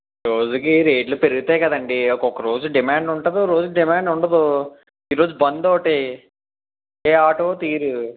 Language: Telugu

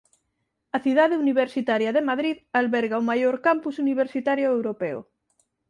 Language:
Galician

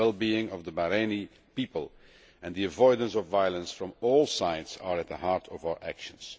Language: English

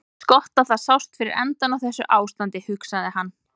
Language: Icelandic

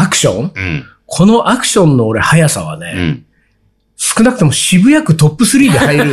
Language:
Japanese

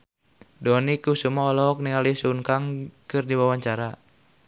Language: Sundanese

